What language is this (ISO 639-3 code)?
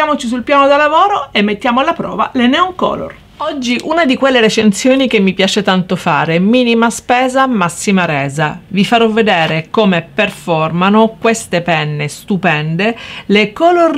ita